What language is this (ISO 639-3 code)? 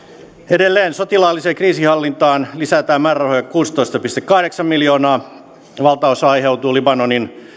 fin